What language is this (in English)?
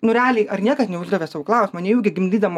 Lithuanian